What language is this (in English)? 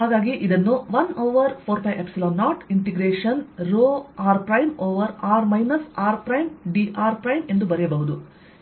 Kannada